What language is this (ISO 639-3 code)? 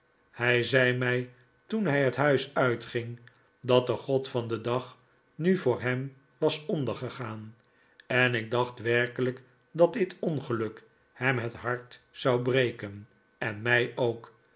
nld